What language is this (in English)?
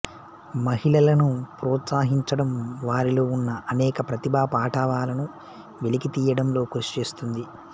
Telugu